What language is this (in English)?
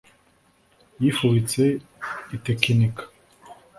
Kinyarwanda